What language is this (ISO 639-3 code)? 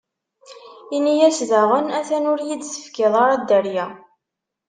kab